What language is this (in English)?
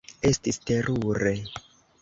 Esperanto